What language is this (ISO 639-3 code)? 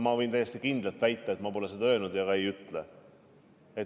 est